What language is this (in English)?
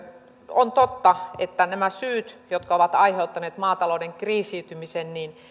Finnish